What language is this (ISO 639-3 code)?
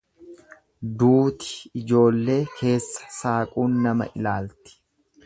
orm